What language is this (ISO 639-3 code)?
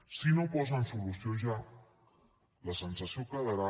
cat